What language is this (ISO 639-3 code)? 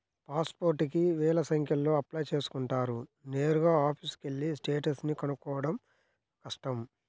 tel